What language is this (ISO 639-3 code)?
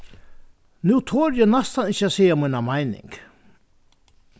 fao